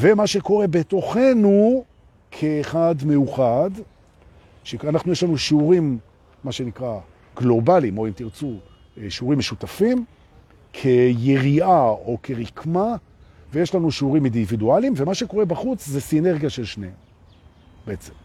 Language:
Hebrew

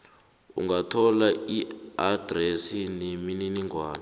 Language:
South Ndebele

